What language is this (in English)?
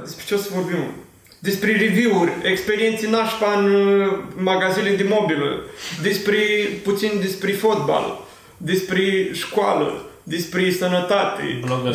Romanian